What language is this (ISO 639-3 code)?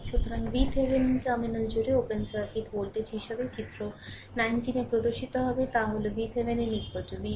ben